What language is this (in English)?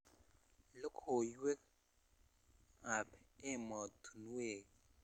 Kalenjin